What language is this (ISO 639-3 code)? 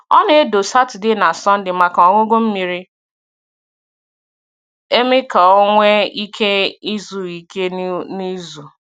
ibo